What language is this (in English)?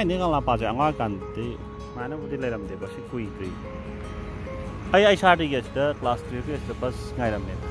Thai